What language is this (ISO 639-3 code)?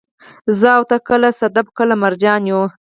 pus